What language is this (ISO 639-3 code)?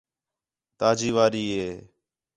xhe